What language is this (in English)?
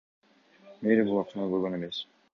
Kyrgyz